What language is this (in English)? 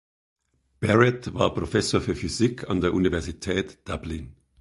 German